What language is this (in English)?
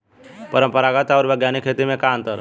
Bhojpuri